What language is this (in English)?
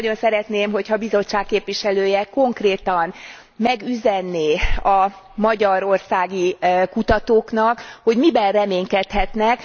Hungarian